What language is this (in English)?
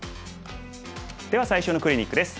Japanese